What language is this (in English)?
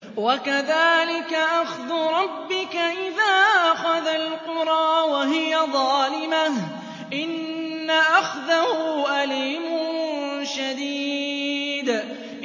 Arabic